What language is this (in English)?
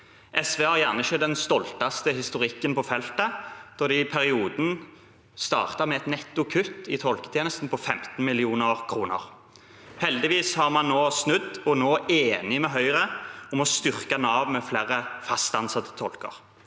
Norwegian